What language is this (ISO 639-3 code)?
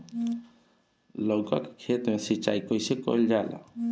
bho